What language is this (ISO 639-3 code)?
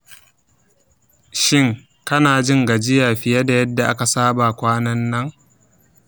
hau